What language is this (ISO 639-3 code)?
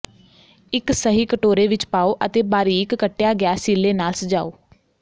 pan